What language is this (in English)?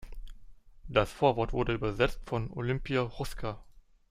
German